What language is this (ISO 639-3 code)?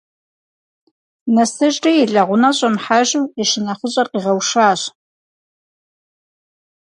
kbd